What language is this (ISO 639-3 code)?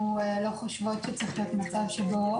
heb